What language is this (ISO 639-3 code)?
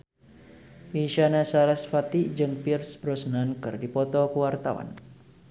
sun